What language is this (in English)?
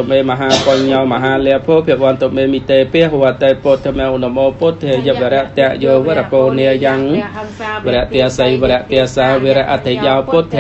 Thai